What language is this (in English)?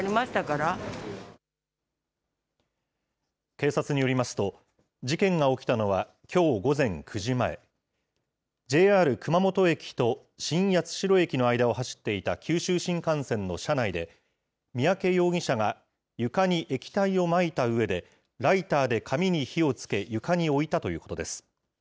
Japanese